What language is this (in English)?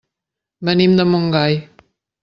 Catalan